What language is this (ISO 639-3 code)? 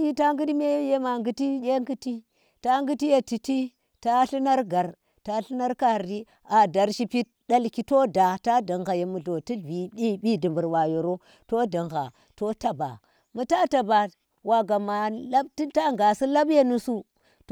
ttr